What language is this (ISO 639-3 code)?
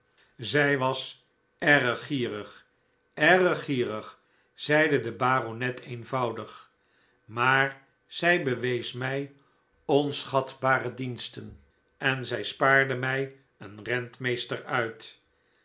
nld